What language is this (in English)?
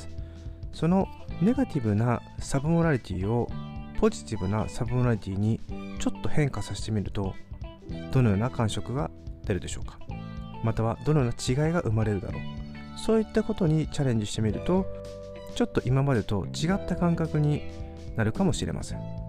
Japanese